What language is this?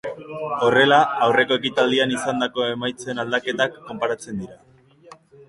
Basque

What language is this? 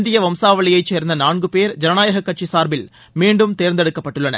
Tamil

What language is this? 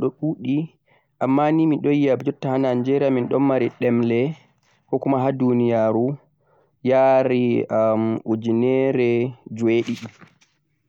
Central-Eastern Niger Fulfulde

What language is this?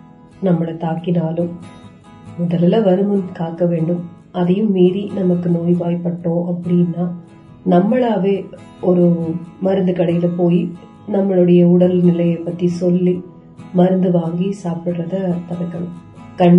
Tamil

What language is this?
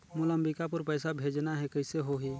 Chhattisgarhi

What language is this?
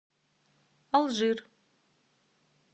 Russian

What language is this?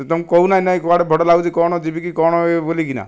Odia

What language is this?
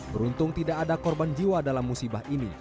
Indonesian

